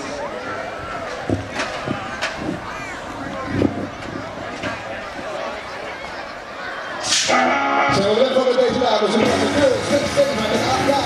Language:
Dutch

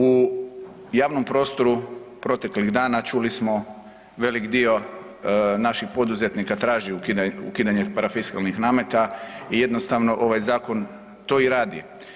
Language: Croatian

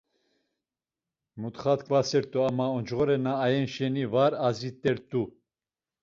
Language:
Laz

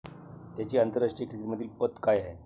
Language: Marathi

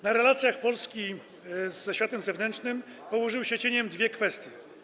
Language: Polish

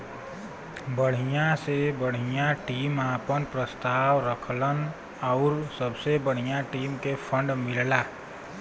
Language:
Bhojpuri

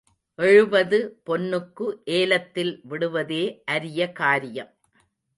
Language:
Tamil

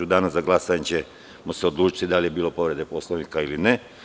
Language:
Serbian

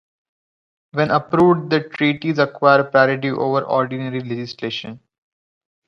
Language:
English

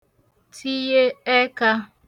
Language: Igbo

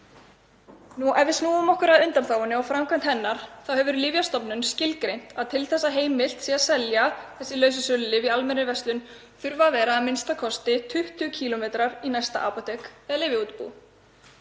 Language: Icelandic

